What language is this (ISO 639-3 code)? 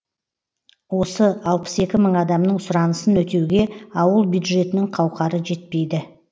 kaz